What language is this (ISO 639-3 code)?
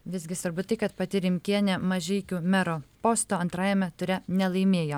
lit